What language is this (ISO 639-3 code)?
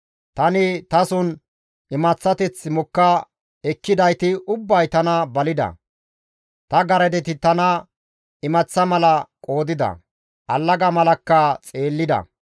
gmv